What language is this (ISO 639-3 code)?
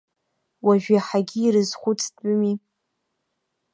abk